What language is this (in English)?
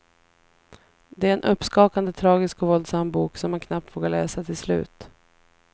Swedish